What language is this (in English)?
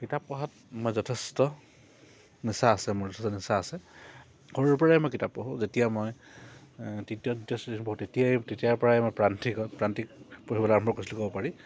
Assamese